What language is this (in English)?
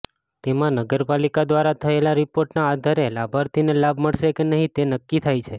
Gujarati